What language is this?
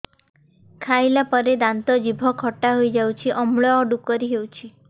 Odia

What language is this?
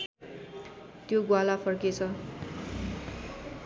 Nepali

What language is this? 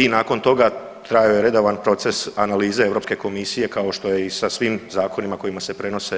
Croatian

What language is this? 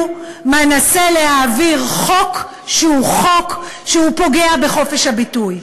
Hebrew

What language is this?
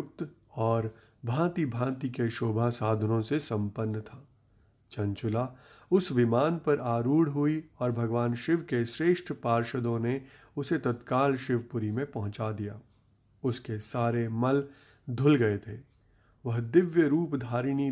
Hindi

